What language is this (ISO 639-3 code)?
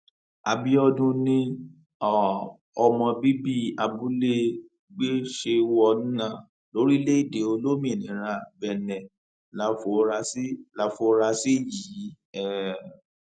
yor